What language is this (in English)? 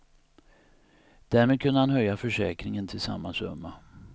Swedish